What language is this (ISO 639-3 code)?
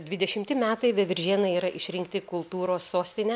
lit